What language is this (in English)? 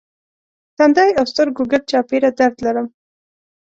Pashto